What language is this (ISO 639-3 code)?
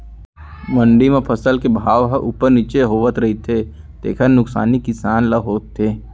hne